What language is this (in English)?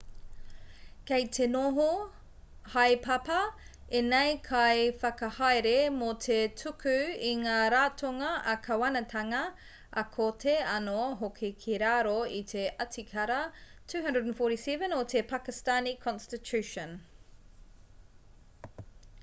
Māori